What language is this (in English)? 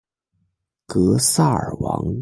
Chinese